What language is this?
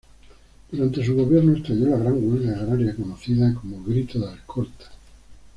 Spanish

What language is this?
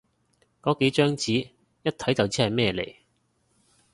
Cantonese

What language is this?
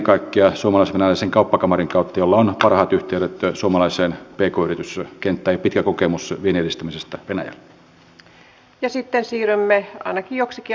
Finnish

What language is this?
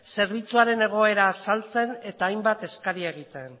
Basque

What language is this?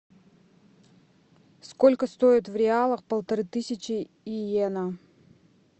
Russian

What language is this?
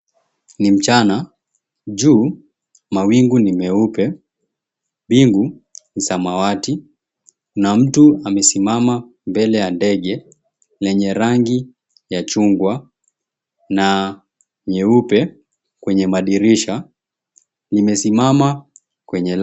Swahili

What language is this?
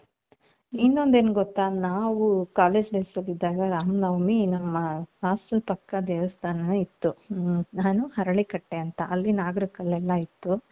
Kannada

